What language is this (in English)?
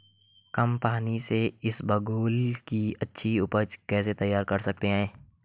Hindi